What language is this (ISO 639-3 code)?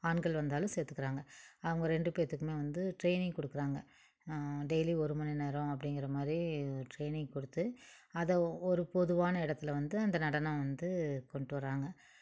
tam